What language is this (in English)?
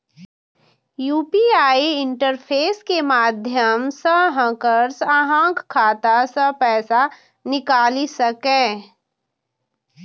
Maithili